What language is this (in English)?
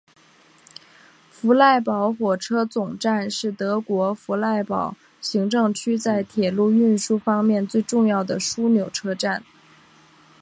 Chinese